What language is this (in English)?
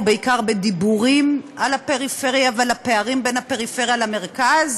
Hebrew